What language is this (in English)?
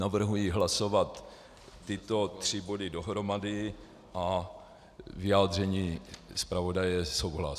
Czech